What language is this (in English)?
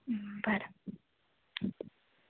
Konkani